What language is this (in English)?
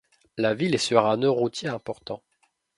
French